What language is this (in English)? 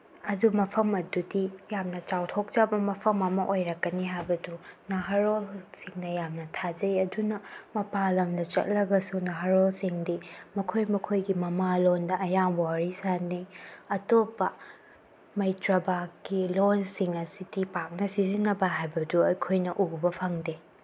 Manipuri